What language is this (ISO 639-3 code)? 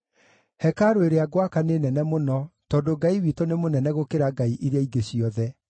kik